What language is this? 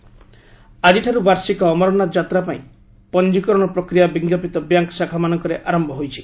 Odia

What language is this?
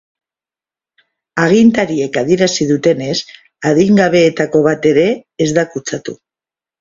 Basque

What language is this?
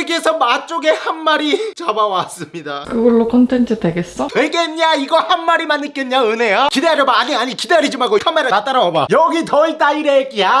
Korean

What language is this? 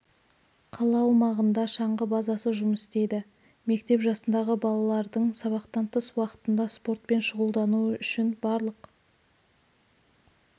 Kazakh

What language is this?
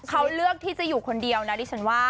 Thai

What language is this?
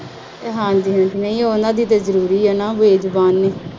Punjabi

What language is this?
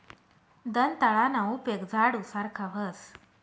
Marathi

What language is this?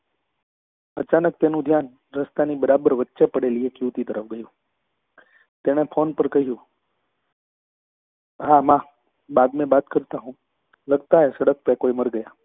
Gujarati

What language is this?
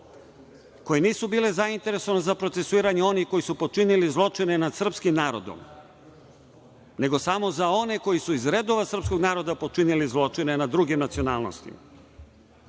Serbian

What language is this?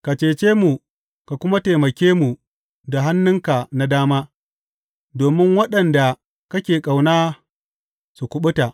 Hausa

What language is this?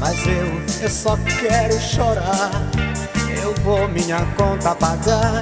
Portuguese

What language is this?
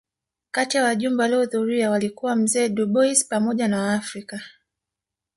Swahili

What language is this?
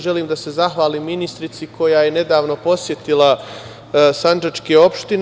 Serbian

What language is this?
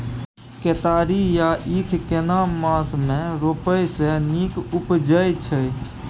Maithili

